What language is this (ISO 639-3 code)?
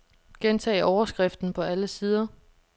dan